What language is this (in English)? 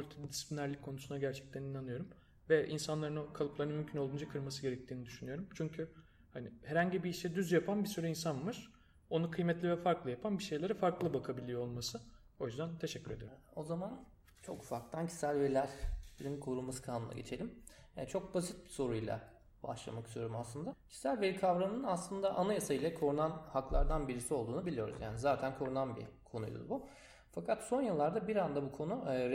Turkish